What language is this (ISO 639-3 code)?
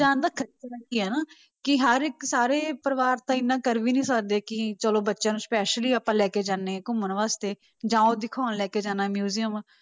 pan